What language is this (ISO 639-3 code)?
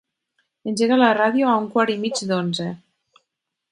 cat